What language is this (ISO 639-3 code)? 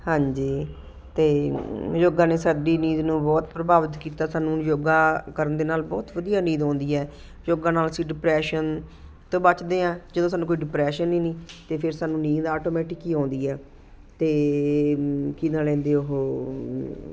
pan